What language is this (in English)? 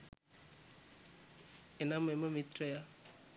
Sinhala